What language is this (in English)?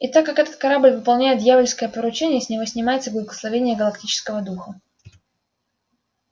Russian